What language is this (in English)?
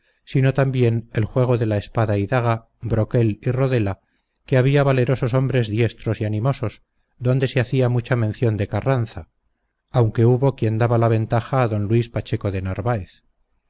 Spanish